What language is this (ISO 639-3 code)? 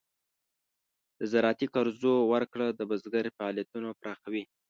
pus